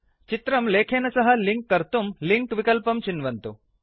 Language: Sanskrit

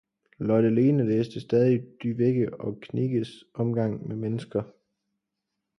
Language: Danish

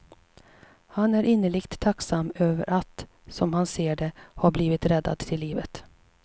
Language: Swedish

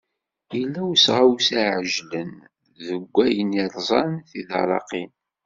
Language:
Kabyle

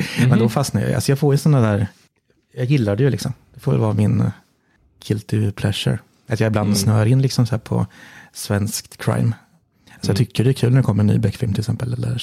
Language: Swedish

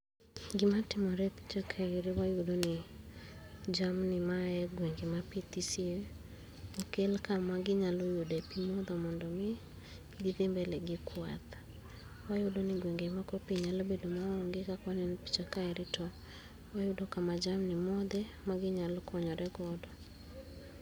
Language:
Luo (Kenya and Tanzania)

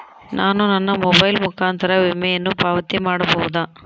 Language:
Kannada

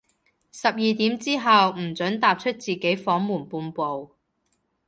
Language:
Cantonese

